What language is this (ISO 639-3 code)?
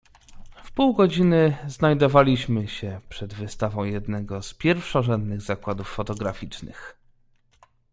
pol